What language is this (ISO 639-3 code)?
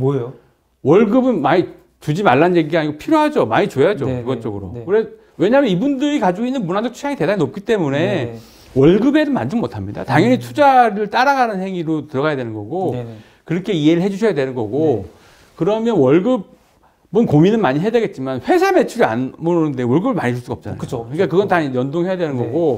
kor